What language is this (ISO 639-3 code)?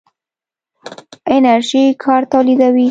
pus